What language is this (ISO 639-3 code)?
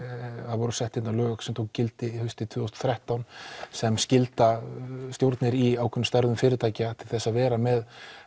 isl